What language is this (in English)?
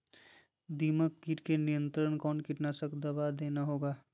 Magahi